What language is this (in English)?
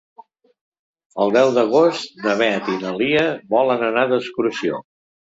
Catalan